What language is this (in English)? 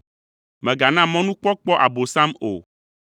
Ewe